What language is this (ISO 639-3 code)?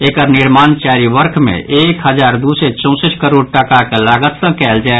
mai